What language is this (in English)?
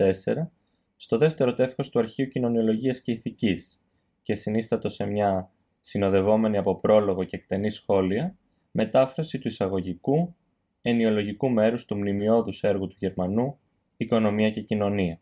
Greek